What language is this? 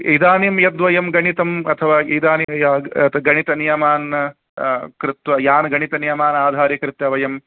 Sanskrit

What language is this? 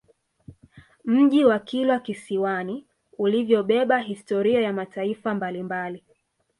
Swahili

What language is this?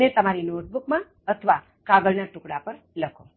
Gujarati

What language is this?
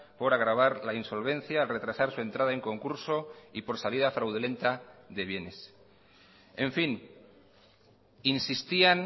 Spanish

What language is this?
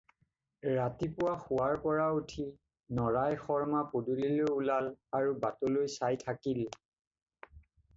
Assamese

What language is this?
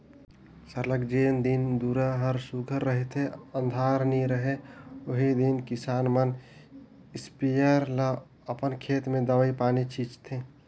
Chhattisgarhi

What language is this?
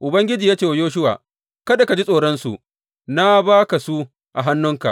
Hausa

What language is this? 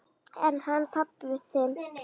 Icelandic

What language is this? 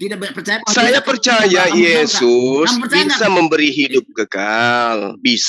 Indonesian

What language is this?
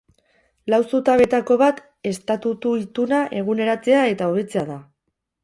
Basque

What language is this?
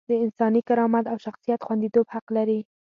Pashto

